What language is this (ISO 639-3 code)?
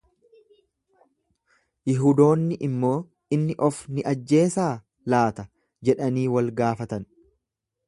orm